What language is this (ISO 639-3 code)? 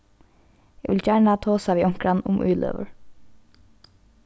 fao